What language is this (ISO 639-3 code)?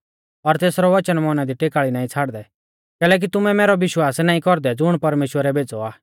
bfz